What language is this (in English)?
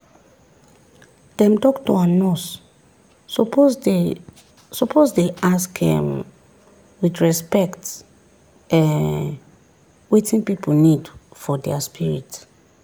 Nigerian Pidgin